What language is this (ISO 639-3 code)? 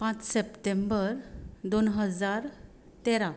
kok